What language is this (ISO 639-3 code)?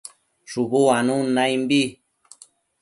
mcf